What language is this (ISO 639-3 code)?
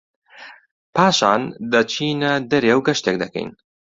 ckb